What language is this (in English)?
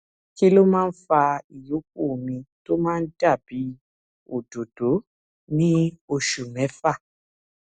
Yoruba